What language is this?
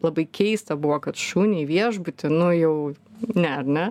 Lithuanian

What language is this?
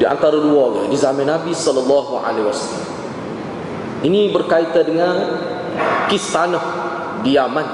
Malay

